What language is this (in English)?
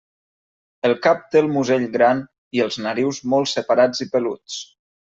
Catalan